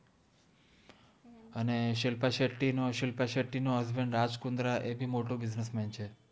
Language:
Gujarati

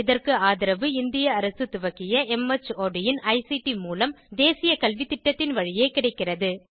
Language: Tamil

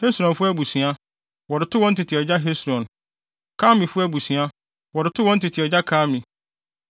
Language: Akan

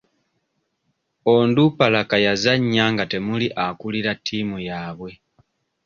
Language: Ganda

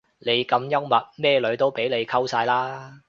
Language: Cantonese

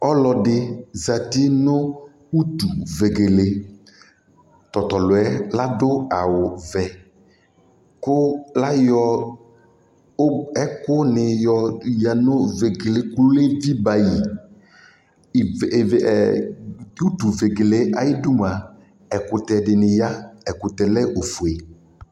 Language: Ikposo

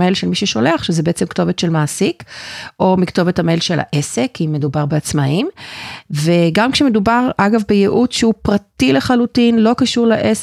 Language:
Hebrew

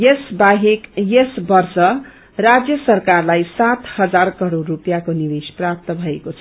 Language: Nepali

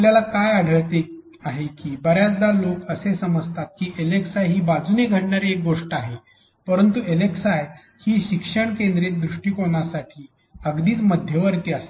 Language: Marathi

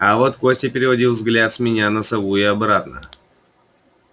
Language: Russian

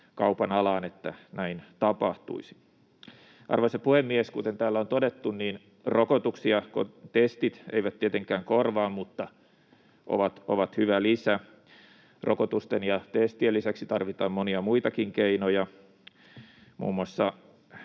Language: Finnish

